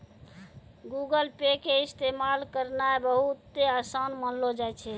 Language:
Maithili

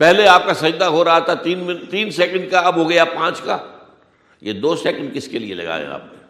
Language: Urdu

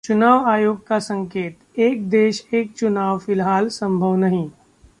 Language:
Hindi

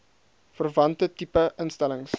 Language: Afrikaans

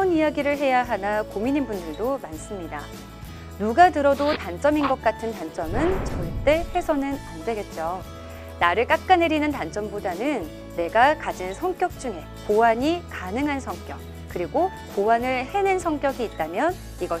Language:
Korean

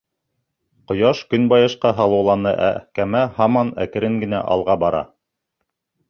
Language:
Bashkir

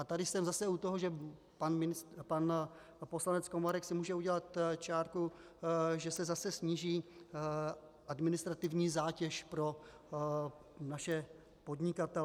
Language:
Czech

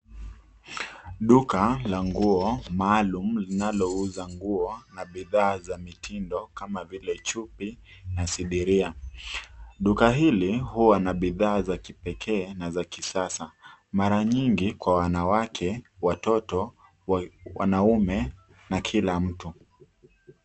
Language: Swahili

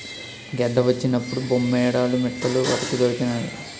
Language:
Telugu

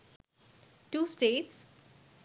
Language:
Bangla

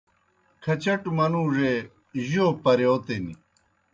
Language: Kohistani Shina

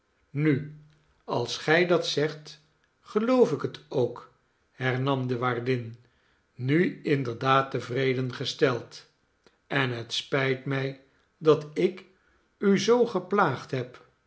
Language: Dutch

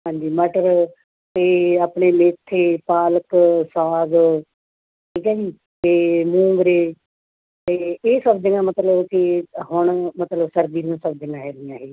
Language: Punjabi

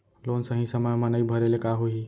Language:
Chhattisgarhi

